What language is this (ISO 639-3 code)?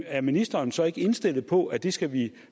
dan